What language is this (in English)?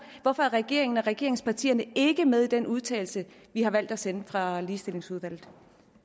Danish